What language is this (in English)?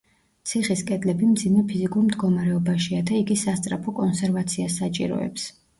Georgian